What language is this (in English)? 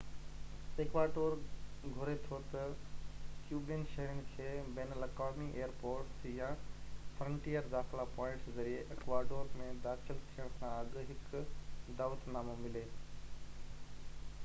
Sindhi